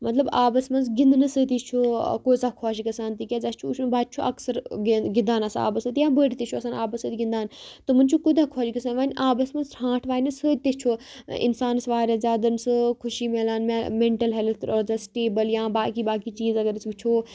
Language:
Kashmiri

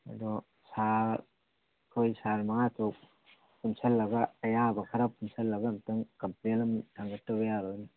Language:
Manipuri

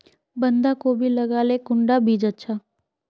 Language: Magahi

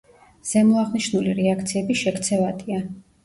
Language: Georgian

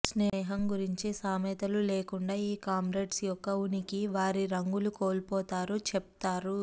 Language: Telugu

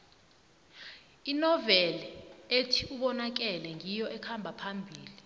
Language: South Ndebele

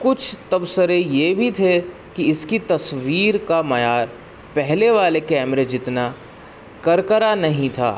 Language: Urdu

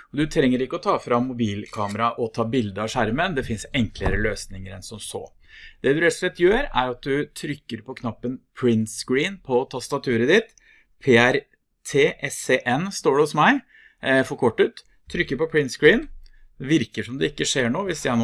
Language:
Norwegian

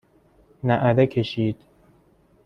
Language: Persian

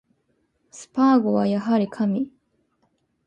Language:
Japanese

